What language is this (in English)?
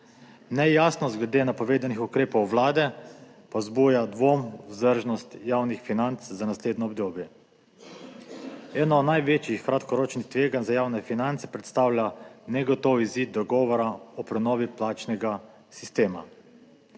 Slovenian